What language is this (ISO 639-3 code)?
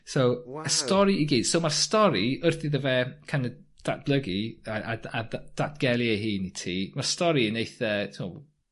cym